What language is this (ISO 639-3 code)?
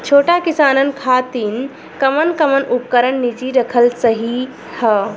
bho